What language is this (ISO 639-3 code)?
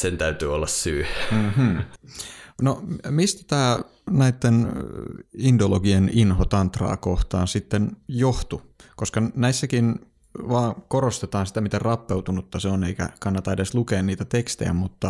fin